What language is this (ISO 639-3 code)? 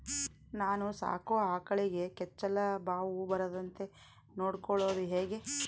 kan